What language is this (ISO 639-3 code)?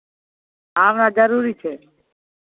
mai